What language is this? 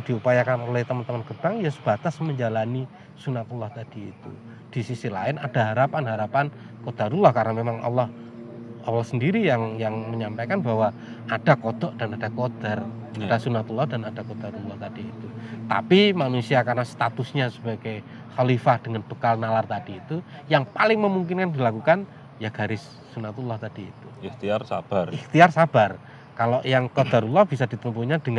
Indonesian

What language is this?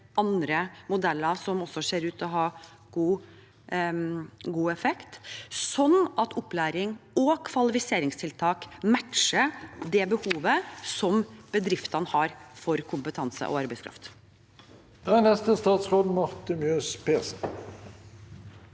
Norwegian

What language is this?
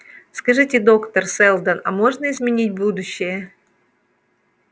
Russian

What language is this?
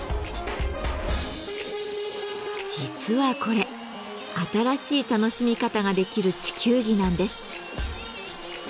Japanese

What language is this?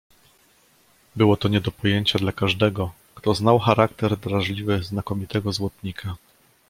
Polish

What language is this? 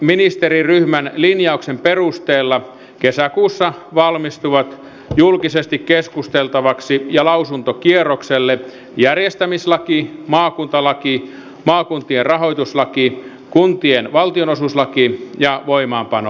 Finnish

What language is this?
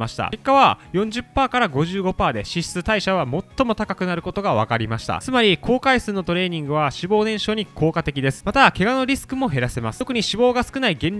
Japanese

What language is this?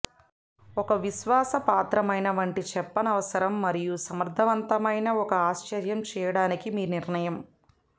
Telugu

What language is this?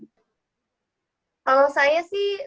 Indonesian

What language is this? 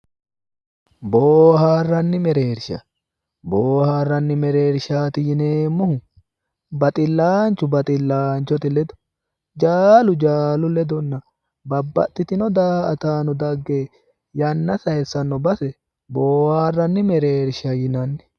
Sidamo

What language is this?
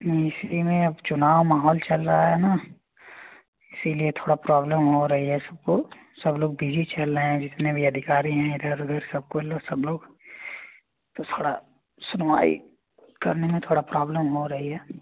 Hindi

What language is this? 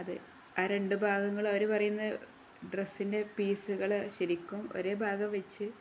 Malayalam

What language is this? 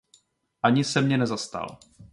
Czech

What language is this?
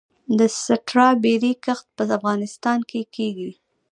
Pashto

